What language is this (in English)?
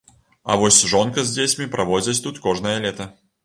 Belarusian